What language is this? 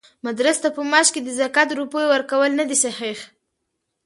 Pashto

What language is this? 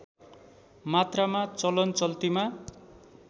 Nepali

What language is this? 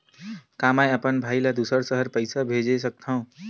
Chhattisgarhi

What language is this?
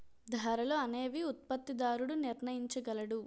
Telugu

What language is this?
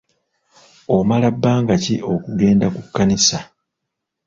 Ganda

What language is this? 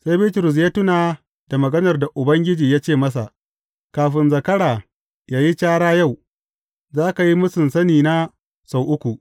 Hausa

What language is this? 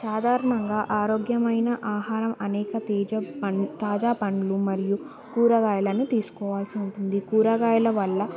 Telugu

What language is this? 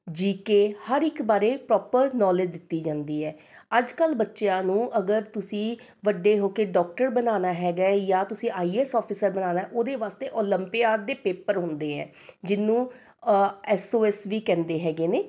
Punjabi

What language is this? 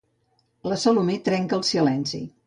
Catalan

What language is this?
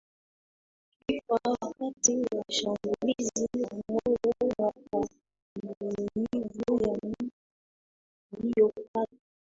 Swahili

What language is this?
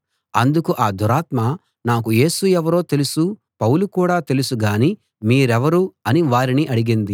Telugu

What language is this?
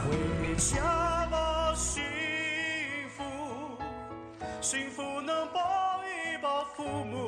Chinese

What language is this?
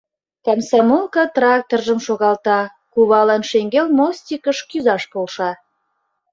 Mari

